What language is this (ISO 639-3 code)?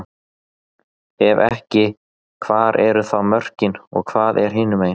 isl